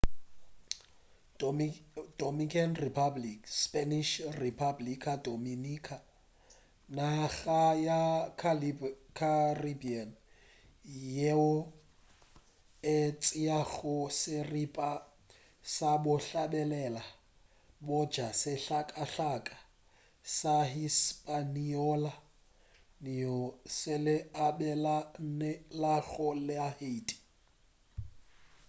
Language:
Northern Sotho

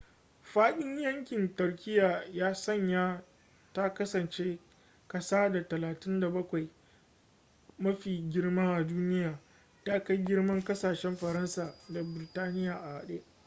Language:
Hausa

